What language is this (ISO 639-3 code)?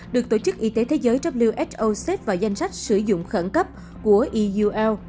vie